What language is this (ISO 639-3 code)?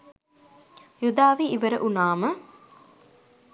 sin